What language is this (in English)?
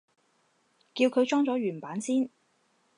Cantonese